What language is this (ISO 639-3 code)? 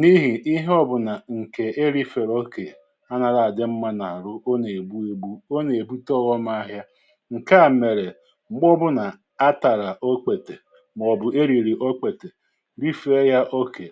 ibo